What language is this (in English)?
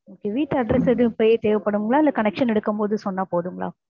Tamil